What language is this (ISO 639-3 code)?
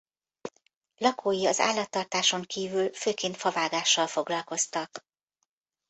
hun